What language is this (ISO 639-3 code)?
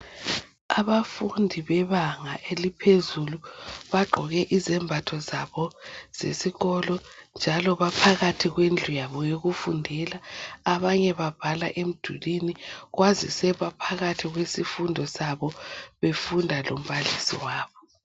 nde